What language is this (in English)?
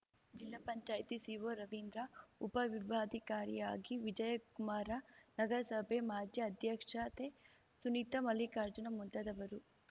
Kannada